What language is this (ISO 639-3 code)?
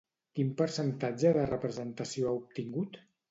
cat